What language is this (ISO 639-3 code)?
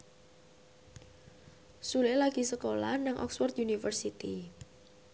jav